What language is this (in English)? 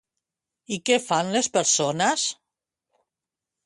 Catalan